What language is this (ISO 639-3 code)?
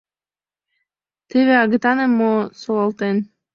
chm